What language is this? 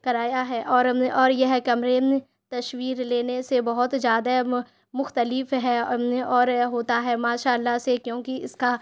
Urdu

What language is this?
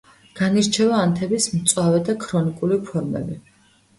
Georgian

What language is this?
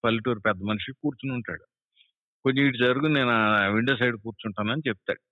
Telugu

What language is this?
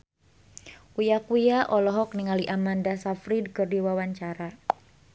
Sundanese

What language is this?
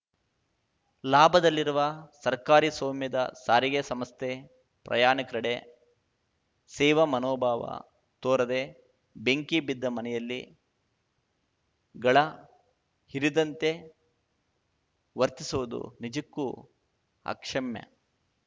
Kannada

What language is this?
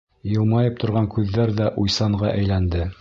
Bashkir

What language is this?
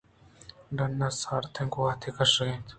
Eastern Balochi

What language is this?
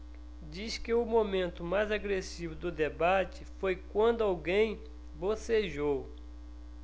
Portuguese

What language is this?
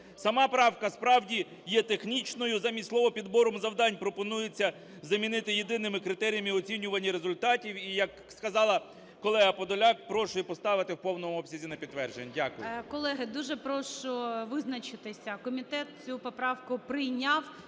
Ukrainian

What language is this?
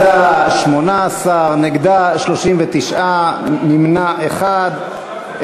Hebrew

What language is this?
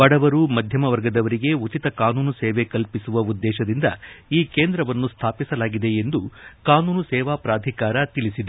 Kannada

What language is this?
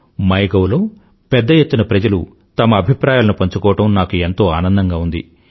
Telugu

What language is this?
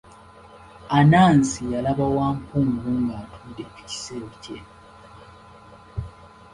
Ganda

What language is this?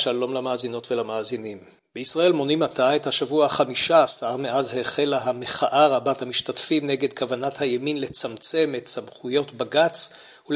Hebrew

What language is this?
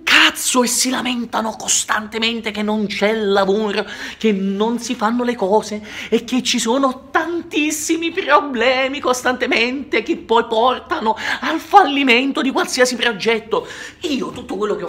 Italian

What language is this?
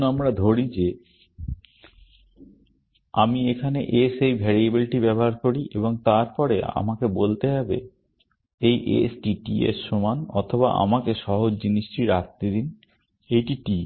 Bangla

